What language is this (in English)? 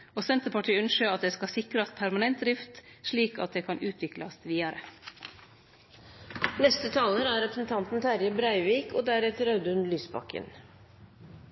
Norwegian Nynorsk